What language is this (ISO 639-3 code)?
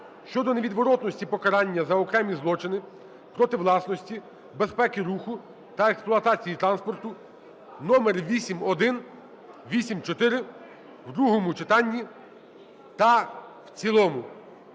ukr